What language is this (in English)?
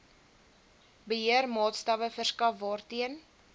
Afrikaans